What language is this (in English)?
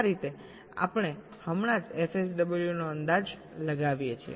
Gujarati